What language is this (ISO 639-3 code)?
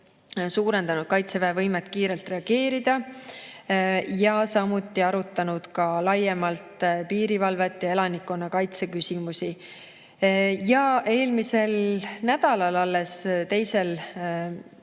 est